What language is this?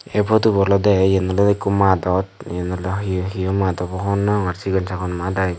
Chakma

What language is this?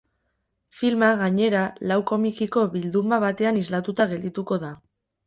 Basque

